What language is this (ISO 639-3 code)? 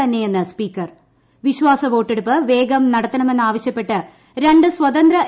mal